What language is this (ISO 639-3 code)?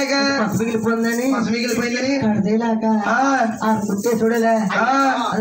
tha